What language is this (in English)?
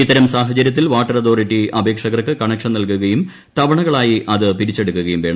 Malayalam